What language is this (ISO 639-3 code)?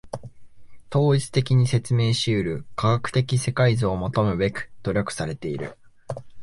jpn